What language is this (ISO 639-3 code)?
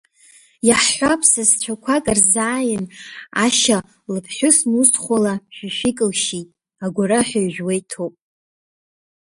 abk